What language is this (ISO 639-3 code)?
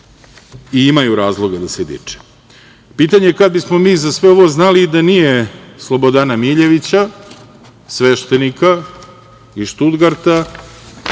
srp